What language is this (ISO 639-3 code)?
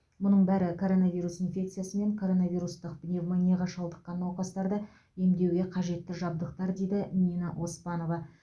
kaz